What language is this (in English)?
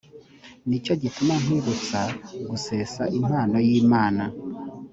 Kinyarwanda